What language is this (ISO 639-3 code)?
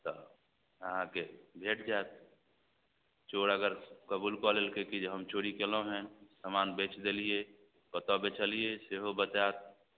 mai